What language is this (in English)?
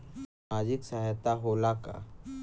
Bhojpuri